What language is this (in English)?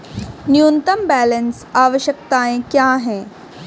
Hindi